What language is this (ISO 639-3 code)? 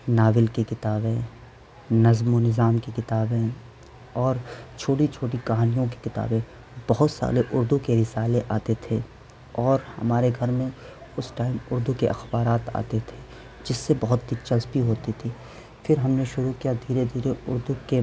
urd